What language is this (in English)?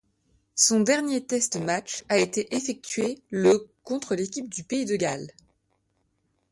French